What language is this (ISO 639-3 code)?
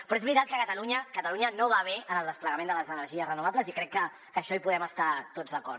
cat